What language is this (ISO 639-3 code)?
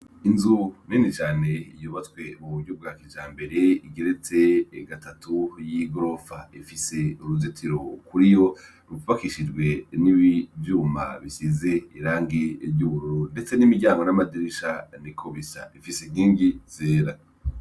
run